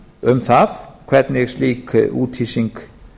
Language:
Icelandic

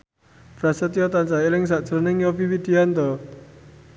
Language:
Javanese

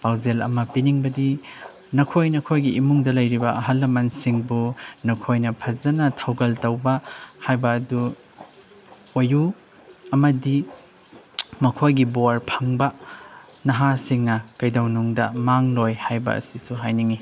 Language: Manipuri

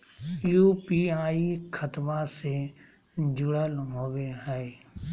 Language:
Magahi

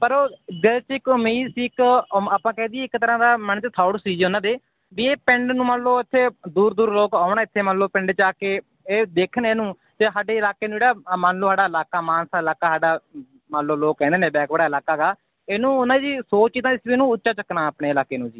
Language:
Punjabi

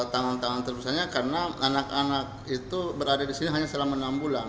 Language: Indonesian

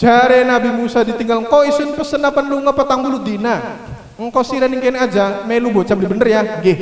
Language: Indonesian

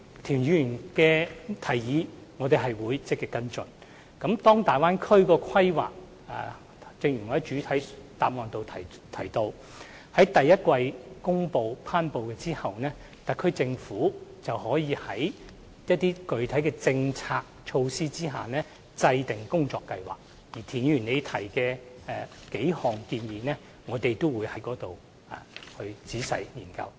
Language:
Cantonese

